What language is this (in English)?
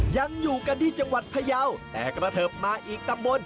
Thai